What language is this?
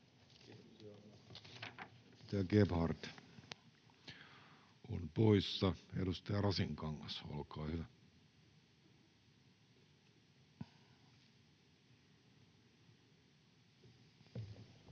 Finnish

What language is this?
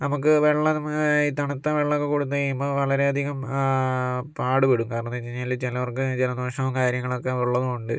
Malayalam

